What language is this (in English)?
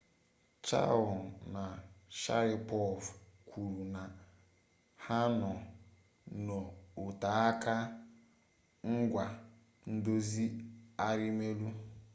Igbo